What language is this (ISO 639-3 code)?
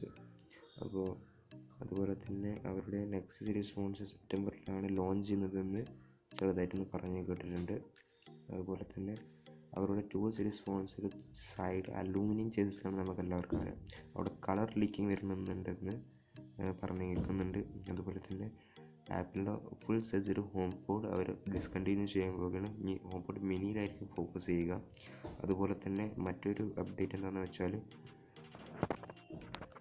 mal